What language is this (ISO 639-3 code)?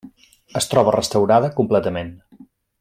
cat